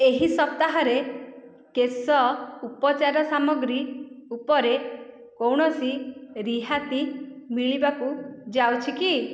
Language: Odia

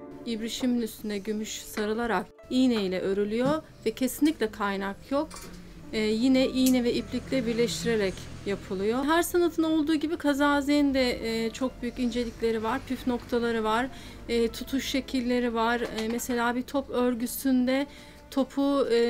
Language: Turkish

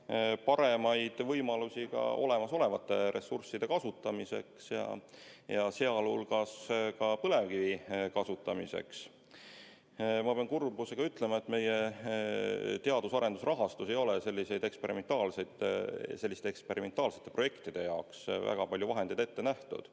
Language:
Estonian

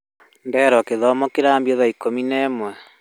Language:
Kikuyu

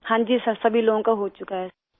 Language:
Urdu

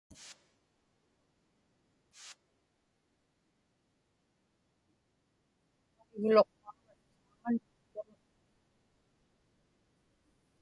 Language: Inupiaq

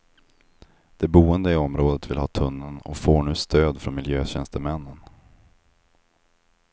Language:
Swedish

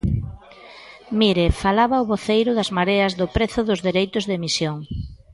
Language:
Galician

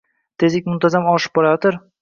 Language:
Uzbek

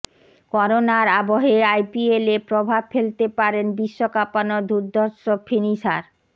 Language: Bangla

